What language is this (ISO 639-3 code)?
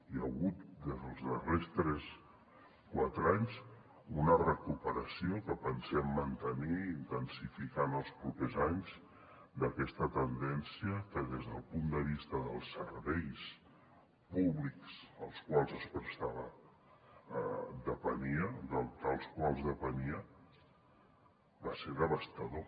cat